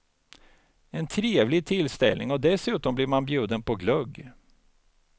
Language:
Swedish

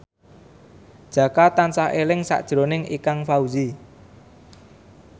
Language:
Javanese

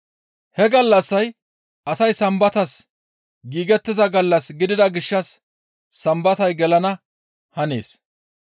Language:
Gamo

